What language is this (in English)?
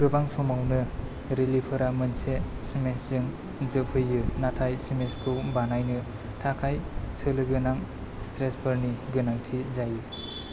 Bodo